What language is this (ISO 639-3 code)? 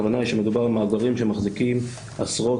heb